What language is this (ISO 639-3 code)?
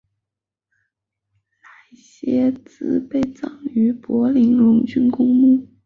zho